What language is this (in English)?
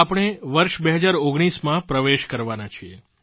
Gujarati